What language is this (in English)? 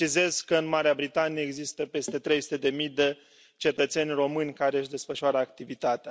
Romanian